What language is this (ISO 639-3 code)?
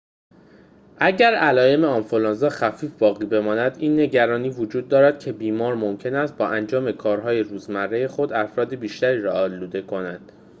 fas